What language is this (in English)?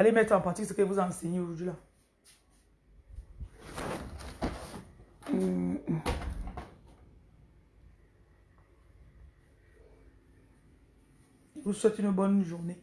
French